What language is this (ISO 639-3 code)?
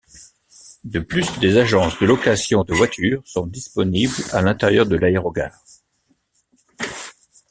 fra